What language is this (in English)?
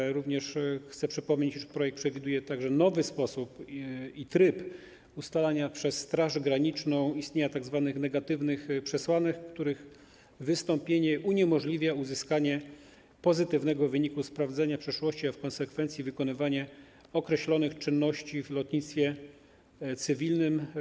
Polish